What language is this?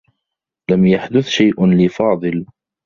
Arabic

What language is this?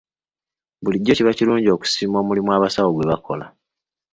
Ganda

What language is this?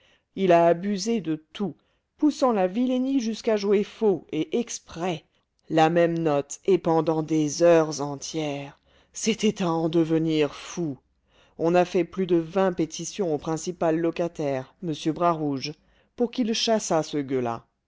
French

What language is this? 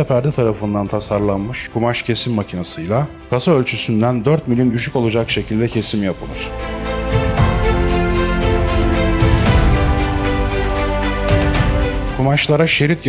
Turkish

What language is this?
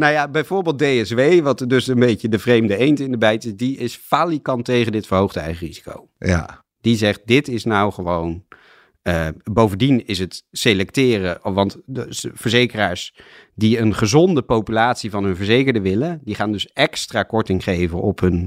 Dutch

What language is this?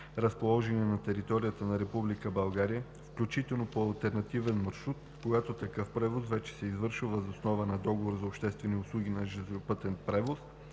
Bulgarian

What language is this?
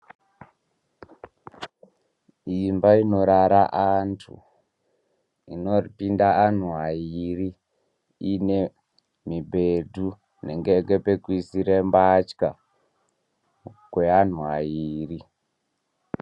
Ndau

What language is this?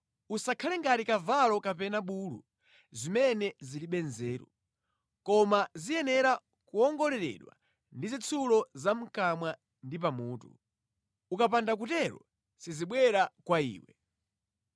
Nyanja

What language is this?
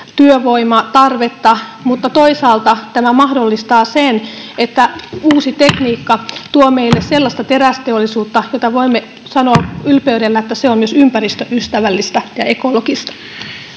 Finnish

